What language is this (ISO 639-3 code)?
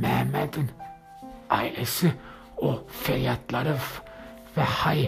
tur